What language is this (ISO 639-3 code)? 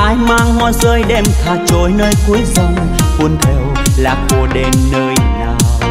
vie